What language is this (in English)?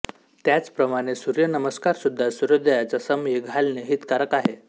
Marathi